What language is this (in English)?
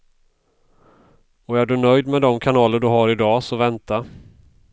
Swedish